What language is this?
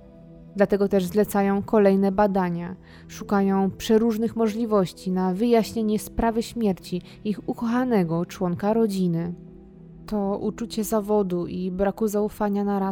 Polish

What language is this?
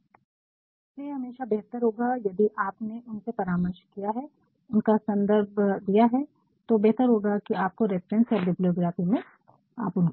Hindi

